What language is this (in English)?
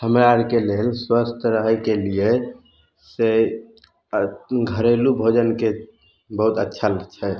Maithili